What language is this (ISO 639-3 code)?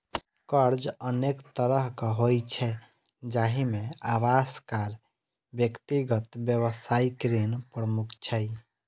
mai